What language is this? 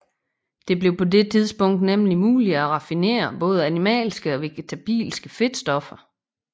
Danish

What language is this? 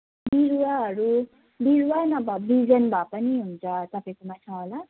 Nepali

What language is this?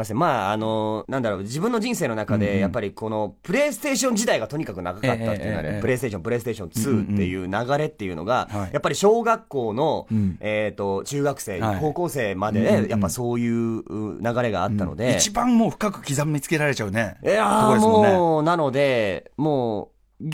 Japanese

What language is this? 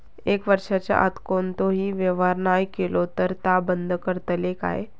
Marathi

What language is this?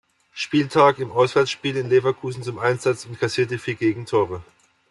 German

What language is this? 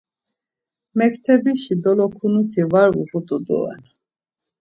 Laz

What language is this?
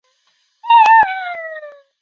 Chinese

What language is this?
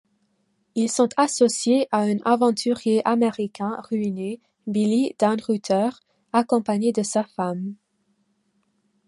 French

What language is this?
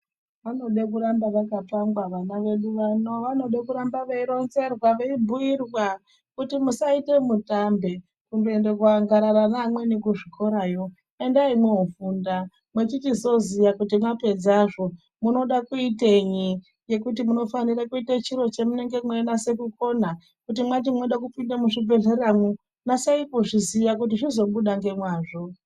Ndau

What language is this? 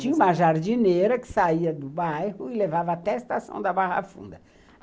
Portuguese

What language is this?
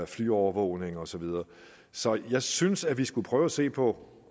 Danish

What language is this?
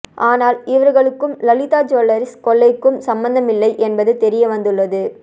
Tamil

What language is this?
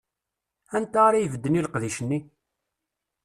Kabyle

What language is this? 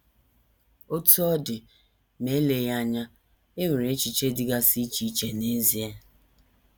Igbo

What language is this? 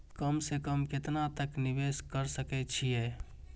Maithili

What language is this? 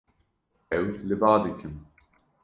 Kurdish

